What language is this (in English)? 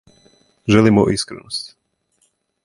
Serbian